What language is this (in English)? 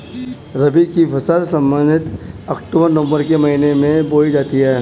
Hindi